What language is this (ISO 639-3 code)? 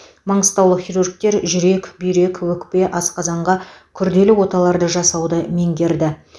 kaz